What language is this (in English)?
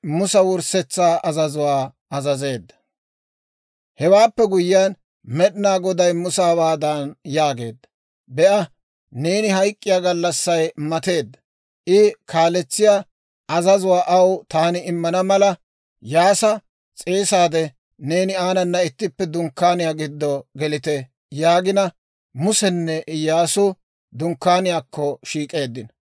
Dawro